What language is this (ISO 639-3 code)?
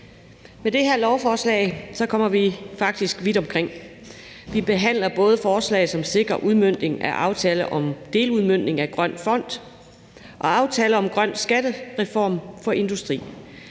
dan